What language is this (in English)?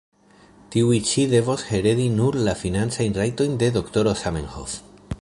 Esperanto